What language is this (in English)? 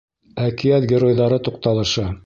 Bashkir